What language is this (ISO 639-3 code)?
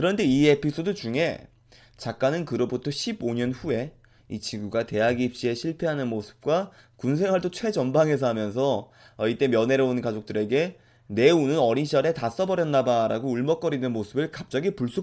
kor